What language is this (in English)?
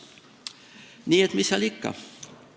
Estonian